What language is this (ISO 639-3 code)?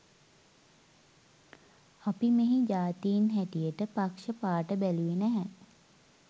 sin